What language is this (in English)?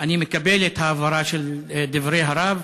Hebrew